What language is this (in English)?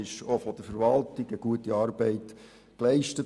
Swiss German